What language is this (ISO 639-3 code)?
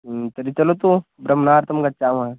san